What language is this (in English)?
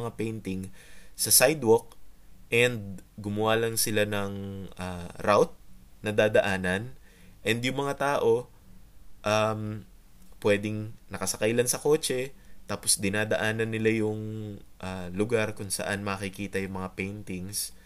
Filipino